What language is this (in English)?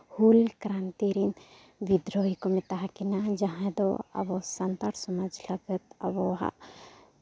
Santali